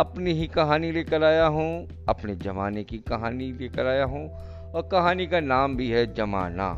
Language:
Hindi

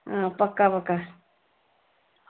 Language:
Dogri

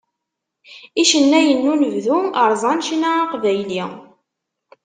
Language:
Kabyle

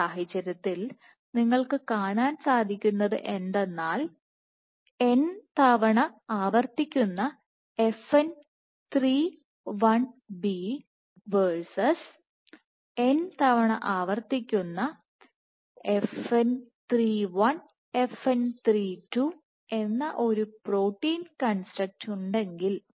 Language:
Malayalam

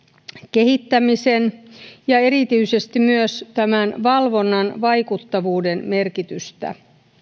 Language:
Finnish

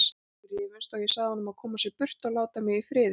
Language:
Icelandic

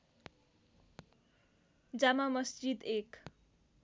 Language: Nepali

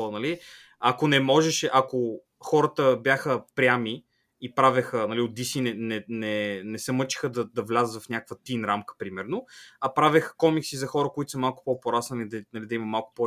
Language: Bulgarian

